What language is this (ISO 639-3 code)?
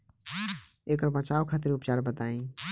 bho